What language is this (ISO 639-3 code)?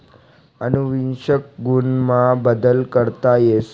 mar